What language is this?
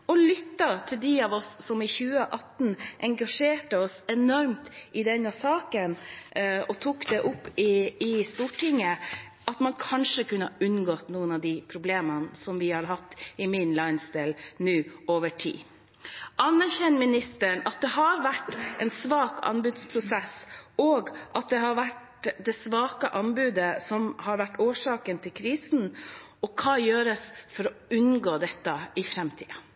Norwegian Bokmål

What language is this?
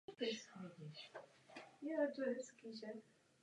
Czech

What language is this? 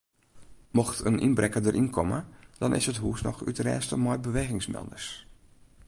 Western Frisian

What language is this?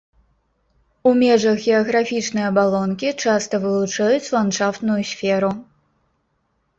Belarusian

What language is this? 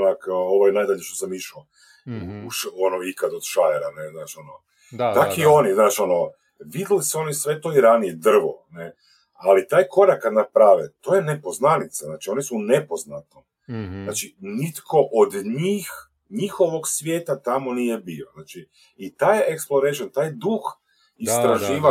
Croatian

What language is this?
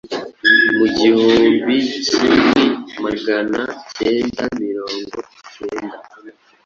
Kinyarwanda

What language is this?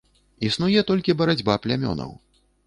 Belarusian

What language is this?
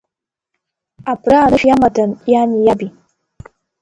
Abkhazian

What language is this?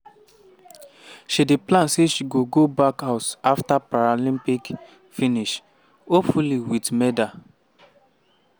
Nigerian Pidgin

